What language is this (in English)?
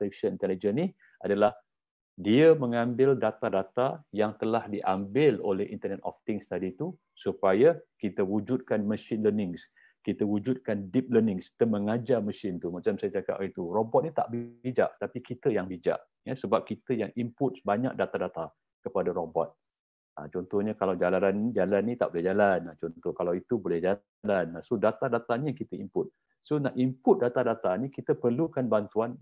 Malay